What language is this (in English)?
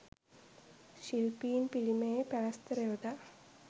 Sinhala